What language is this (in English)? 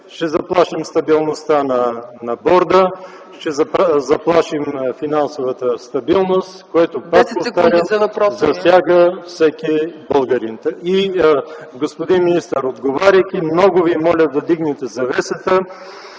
Bulgarian